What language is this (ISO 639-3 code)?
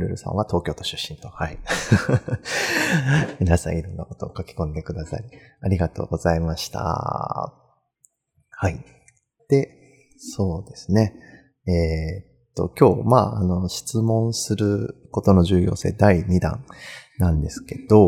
jpn